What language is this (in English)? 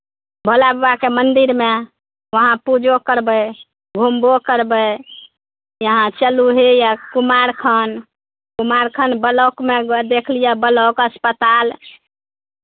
Maithili